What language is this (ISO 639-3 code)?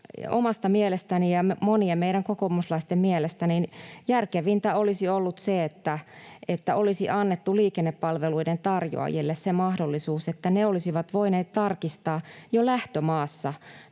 fin